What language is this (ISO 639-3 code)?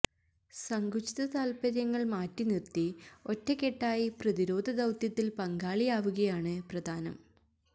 mal